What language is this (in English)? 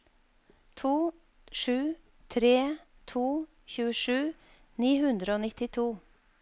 Norwegian